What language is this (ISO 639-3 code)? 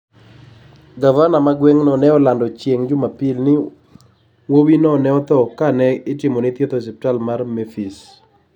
luo